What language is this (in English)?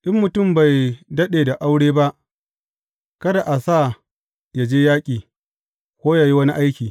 Hausa